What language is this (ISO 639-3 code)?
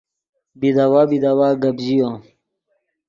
ydg